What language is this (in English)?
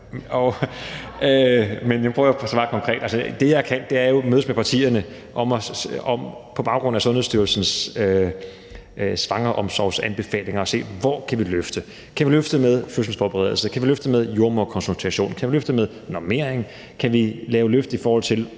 Danish